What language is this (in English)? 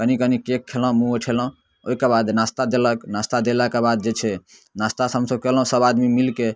Maithili